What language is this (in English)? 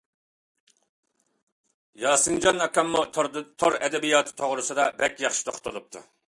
Uyghur